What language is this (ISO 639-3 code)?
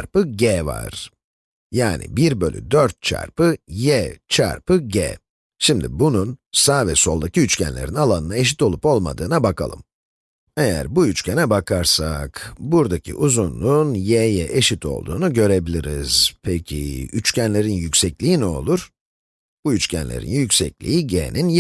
tur